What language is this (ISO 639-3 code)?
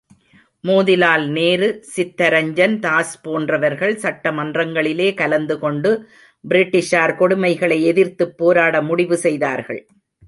tam